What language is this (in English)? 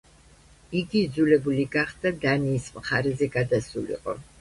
Georgian